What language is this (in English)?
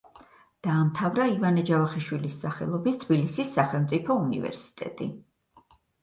Georgian